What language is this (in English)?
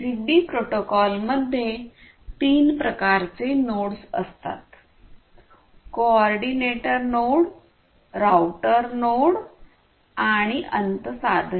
Marathi